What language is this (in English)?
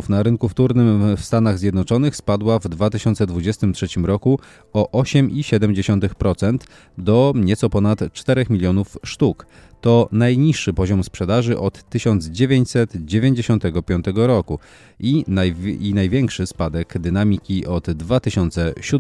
Polish